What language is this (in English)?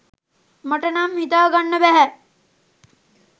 Sinhala